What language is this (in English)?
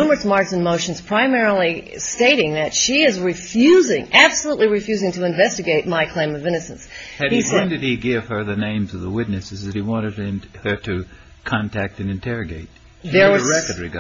English